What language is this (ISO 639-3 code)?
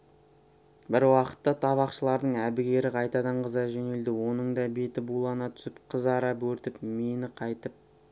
kaz